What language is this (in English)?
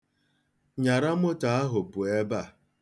Igbo